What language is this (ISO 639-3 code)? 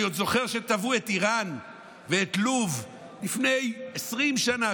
heb